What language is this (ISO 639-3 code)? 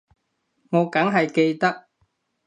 yue